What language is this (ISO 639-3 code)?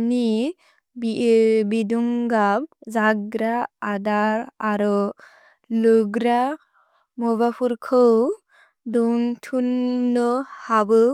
brx